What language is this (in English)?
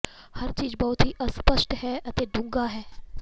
Punjabi